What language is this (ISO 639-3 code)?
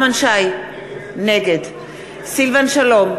heb